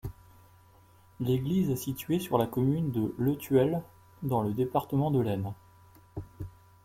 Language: French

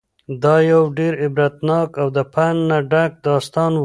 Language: Pashto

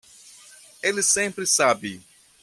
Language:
Portuguese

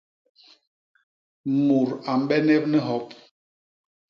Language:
Basaa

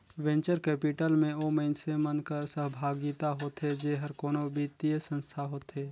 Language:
Chhattisgarhi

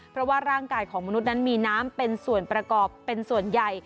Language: Thai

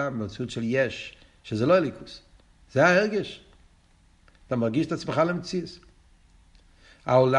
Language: Hebrew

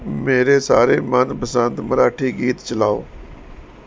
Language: Punjabi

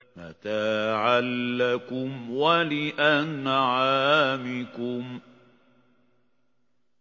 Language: Arabic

